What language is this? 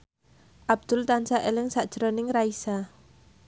Javanese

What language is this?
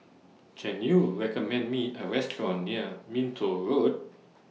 English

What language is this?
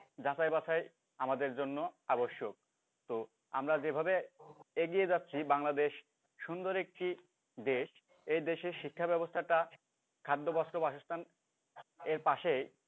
Bangla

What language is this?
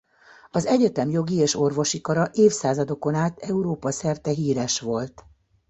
Hungarian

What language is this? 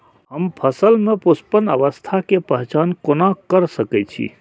Maithili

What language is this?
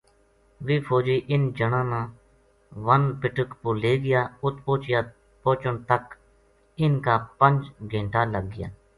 Gujari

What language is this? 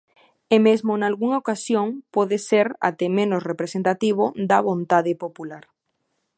Galician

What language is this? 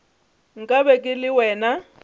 Northern Sotho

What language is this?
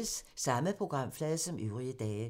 Danish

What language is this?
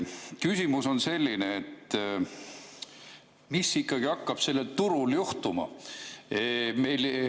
Estonian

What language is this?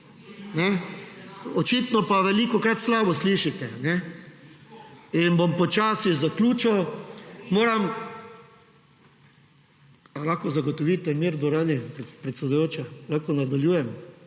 Slovenian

